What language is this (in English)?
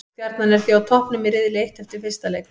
Icelandic